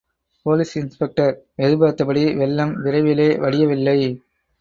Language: Tamil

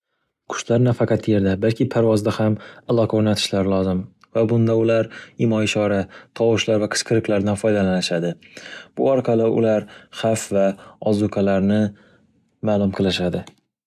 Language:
Uzbek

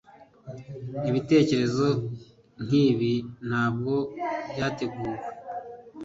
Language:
Kinyarwanda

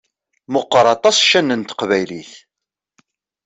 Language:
Kabyle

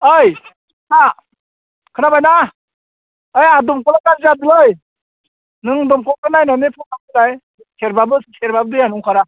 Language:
Bodo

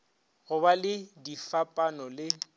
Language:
Northern Sotho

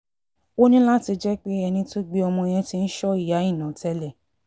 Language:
Yoruba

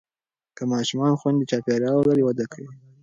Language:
Pashto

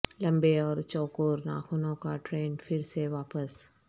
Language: Urdu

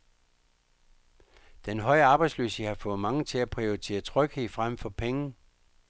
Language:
Danish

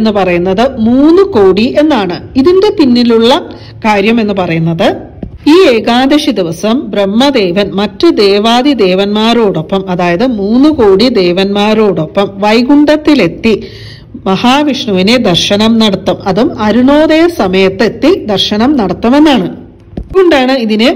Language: Malayalam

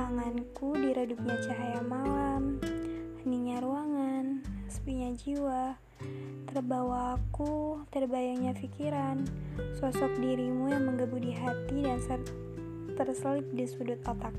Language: Indonesian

